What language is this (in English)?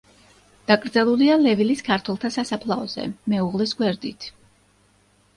Georgian